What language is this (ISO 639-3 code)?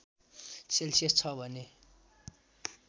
nep